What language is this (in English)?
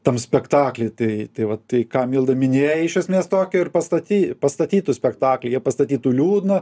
Lithuanian